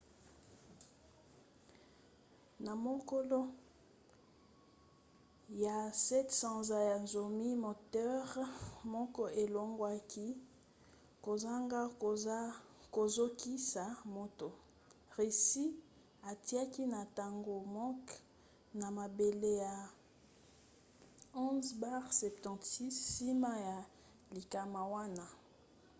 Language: Lingala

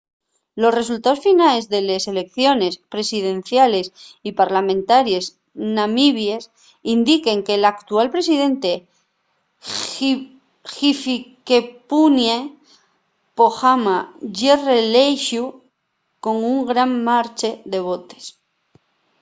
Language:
Asturian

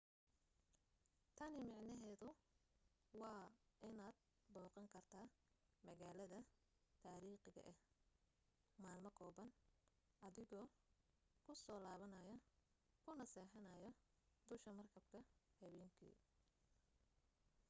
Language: Somali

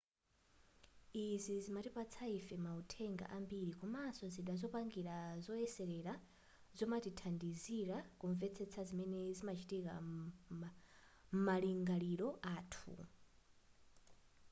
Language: Nyanja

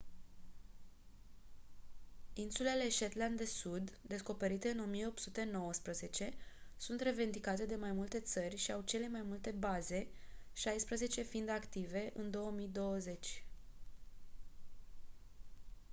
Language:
Romanian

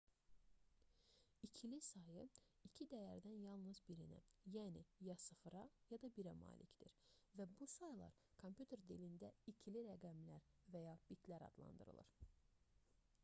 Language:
Azerbaijani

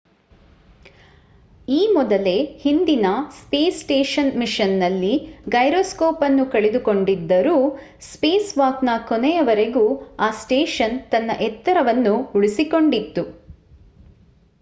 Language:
Kannada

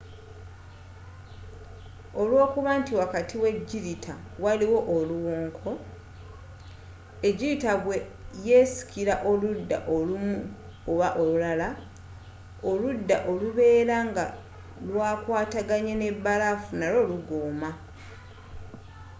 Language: Ganda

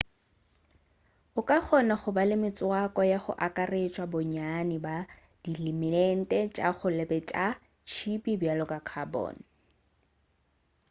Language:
Northern Sotho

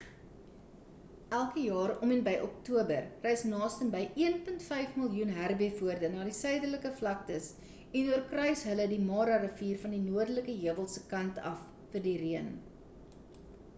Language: Afrikaans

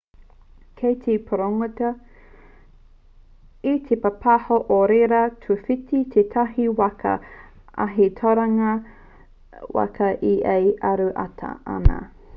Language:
Māori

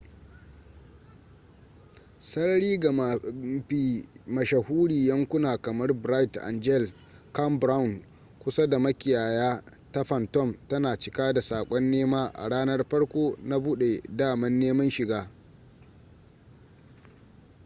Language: Hausa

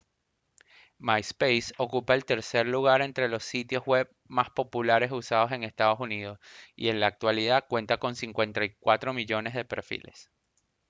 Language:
Spanish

